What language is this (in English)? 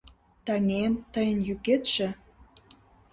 Mari